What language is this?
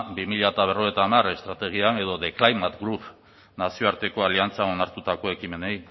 Basque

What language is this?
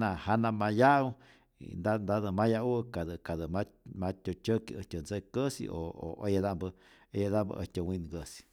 Rayón Zoque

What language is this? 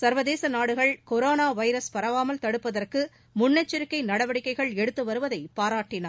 Tamil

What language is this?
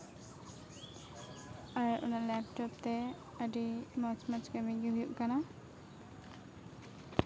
Santali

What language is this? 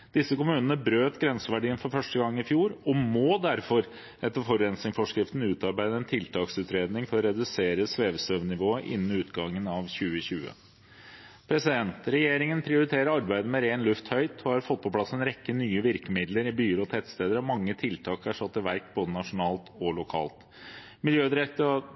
Norwegian Bokmål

